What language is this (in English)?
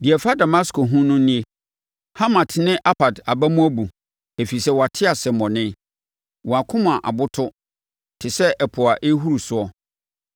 Akan